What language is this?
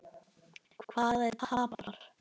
Icelandic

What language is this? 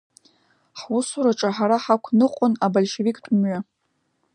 Abkhazian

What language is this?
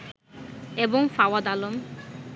Bangla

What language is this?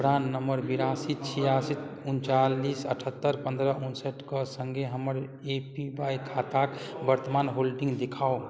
Maithili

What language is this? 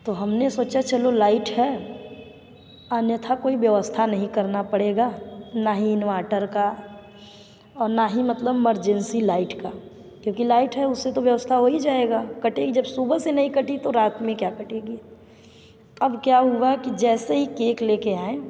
Hindi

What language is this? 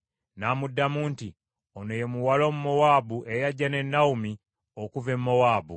Ganda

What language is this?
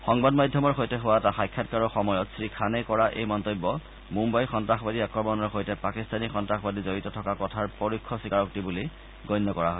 Assamese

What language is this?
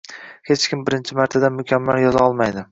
Uzbek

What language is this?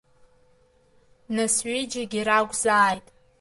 Abkhazian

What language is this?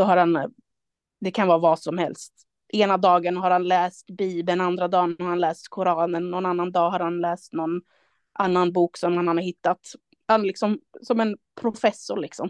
Swedish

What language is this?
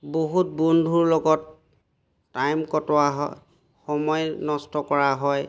Assamese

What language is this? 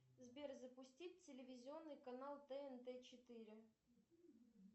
Russian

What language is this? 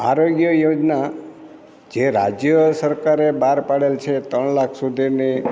Gujarati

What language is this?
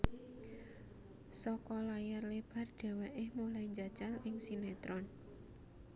Javanese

